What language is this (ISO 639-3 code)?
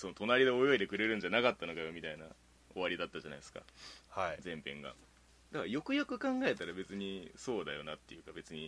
jpn